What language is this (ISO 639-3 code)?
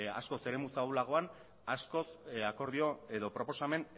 eus